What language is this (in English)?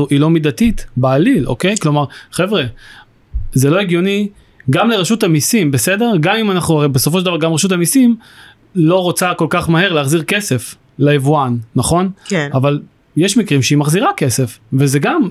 Hebrew